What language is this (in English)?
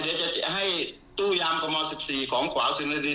Thai